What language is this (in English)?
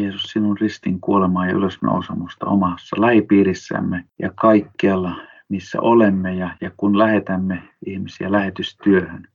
Finnish